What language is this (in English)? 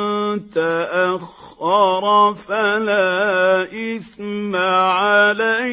Arabic